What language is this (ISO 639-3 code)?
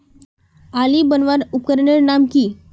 mag